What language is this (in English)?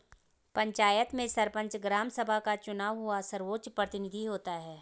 Hindi